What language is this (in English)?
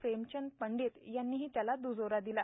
Marathi